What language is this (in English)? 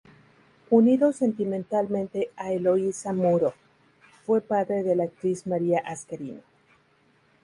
Spanish